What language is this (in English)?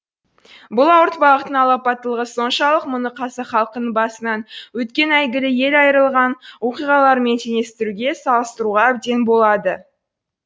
Kazakh